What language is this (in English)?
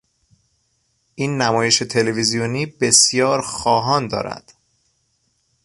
Persian